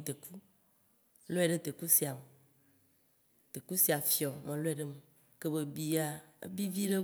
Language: Waci Gbe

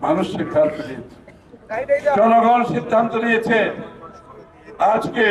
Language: Turkish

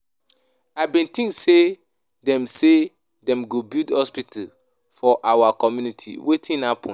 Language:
Nigerian Pidgin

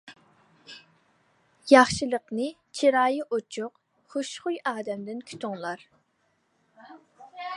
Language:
Uyghur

